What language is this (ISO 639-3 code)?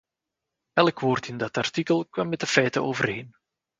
nld